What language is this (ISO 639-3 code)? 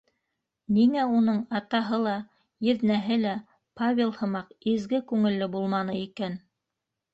bak